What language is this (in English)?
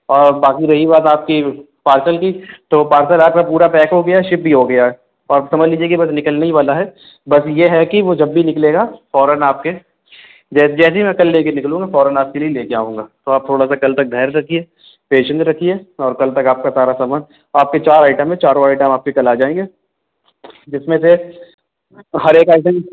Urdu